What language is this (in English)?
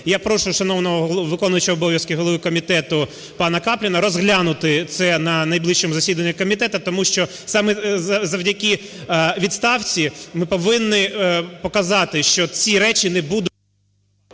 Ukrainian